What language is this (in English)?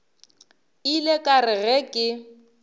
Northern Sotho